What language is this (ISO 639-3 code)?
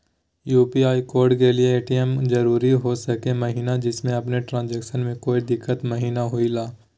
mag